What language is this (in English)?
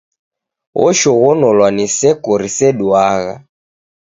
Taita